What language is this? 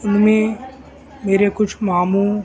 Urdu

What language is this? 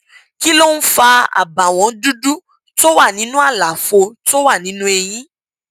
Yoruba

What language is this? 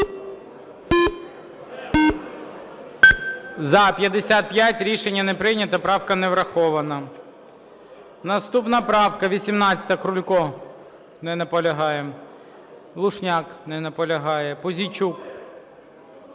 Ukrainian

